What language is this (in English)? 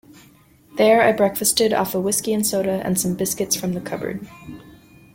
English